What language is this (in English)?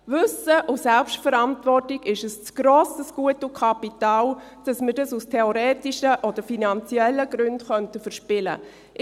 Swiss German